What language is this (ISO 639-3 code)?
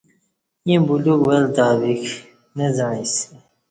bsh